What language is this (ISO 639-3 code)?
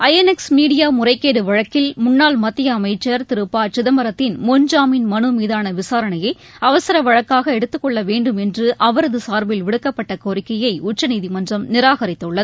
tam